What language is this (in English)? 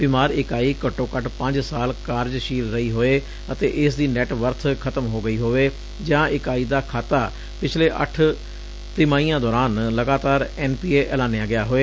Punjabi